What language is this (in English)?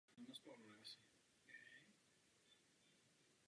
Czech